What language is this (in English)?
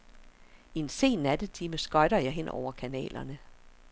Danish